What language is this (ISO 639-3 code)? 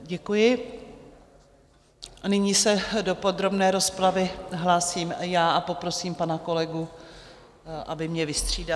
ces